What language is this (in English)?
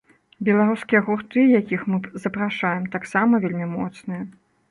Belarusian